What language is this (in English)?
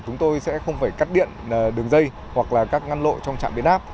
Vietnamese